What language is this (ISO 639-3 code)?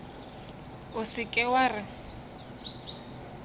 nso